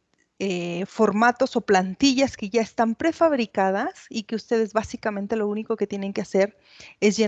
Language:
Spanish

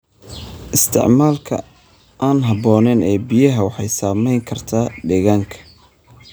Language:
Somali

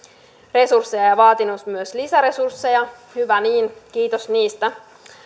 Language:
Finnish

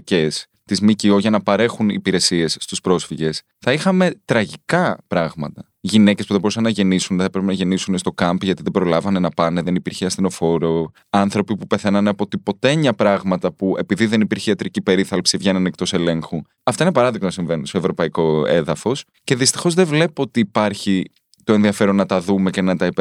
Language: Greek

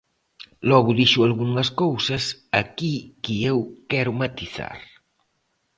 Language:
Galician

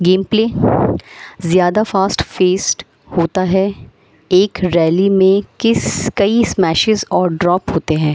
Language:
Urdu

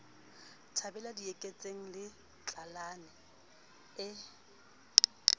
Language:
Southern Sotho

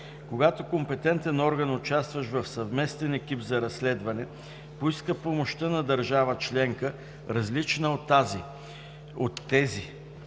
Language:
Bulgarian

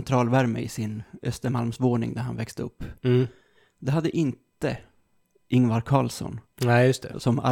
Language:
Swedish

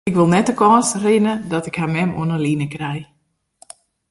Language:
Western Frisian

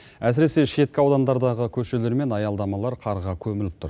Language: Kazakh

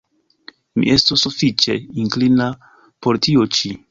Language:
Esperanto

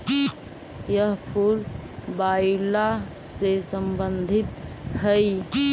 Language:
Magahi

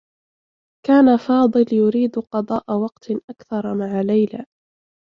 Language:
Arabic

